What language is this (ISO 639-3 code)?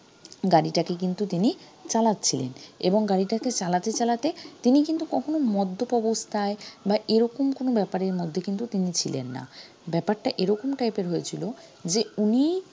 ben